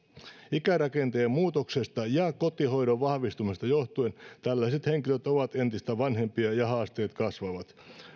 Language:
Finnish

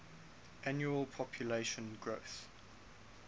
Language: English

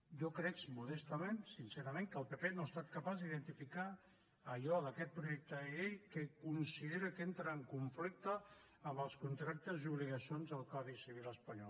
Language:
Catalan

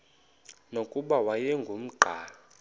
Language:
Xhosa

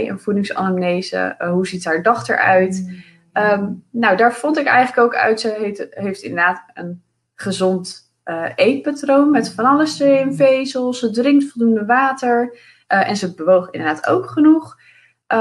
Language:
Dutch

